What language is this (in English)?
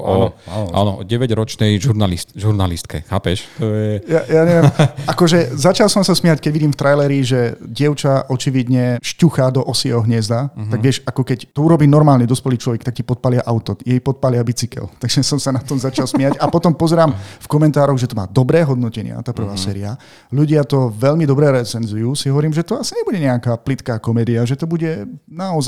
Slovak